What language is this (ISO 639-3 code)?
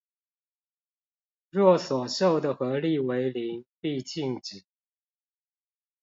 zho